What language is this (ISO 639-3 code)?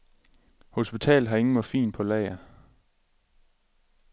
dan